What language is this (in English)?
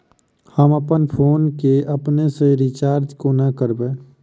Maithili